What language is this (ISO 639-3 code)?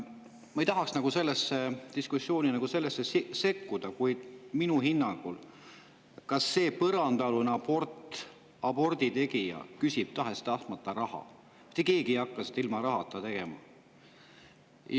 est